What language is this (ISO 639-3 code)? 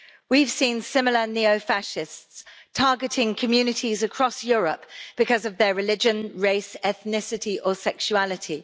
eng